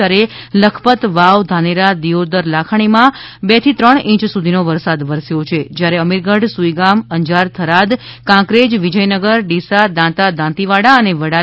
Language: Gujarati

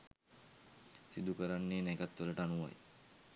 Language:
Sinhala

